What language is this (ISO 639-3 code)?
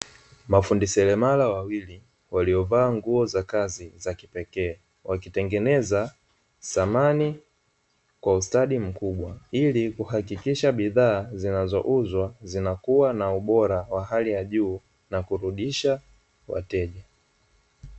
swa